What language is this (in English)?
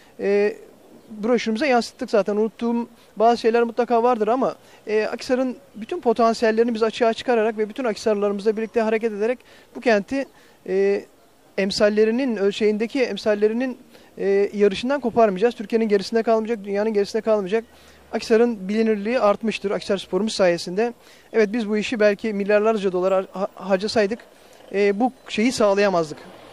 Turkish